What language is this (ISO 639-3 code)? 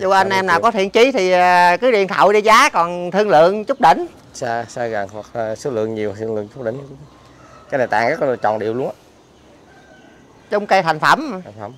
vie